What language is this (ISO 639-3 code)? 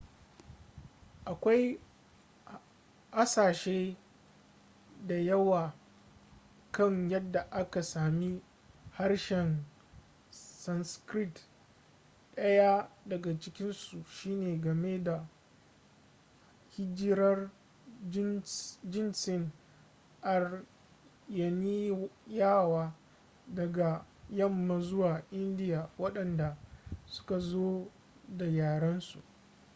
hau